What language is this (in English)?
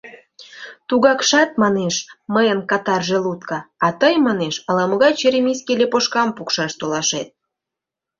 Mari